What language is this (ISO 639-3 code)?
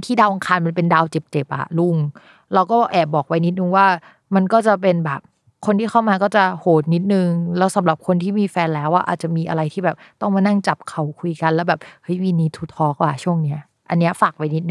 tha